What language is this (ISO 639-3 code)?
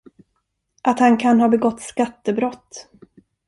swe